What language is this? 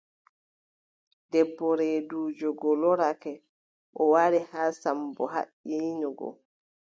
Adamawa Fulfulde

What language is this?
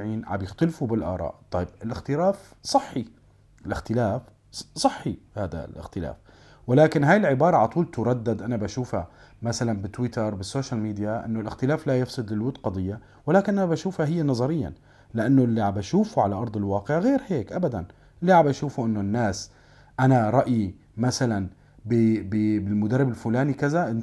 Arabic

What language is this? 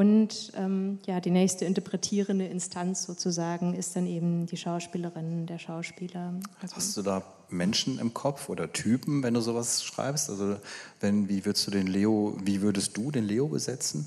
German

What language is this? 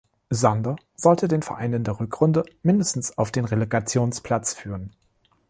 German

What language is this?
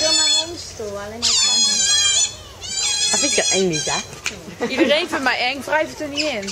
Dutch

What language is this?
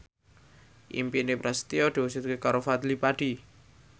Javanese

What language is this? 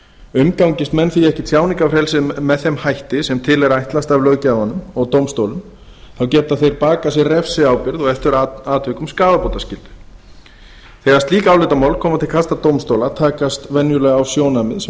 Icelandic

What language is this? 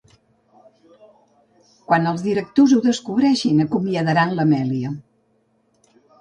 Catalan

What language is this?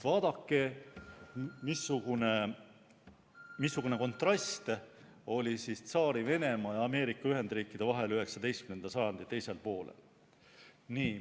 Estonian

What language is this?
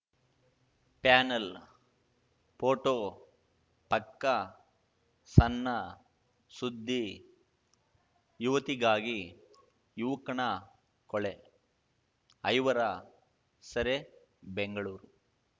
Kannada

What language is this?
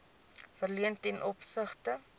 Afrikaans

